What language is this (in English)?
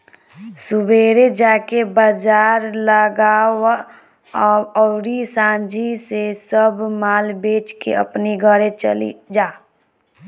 Bhojpuri